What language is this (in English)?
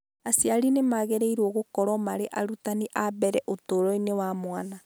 Kikuyu